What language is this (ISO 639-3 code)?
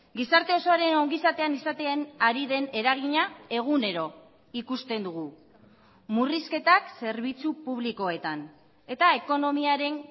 eus